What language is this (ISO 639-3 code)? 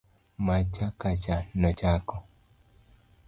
luo